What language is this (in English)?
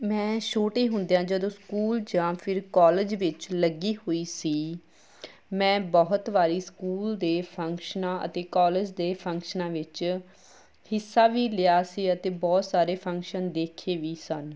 Punjabi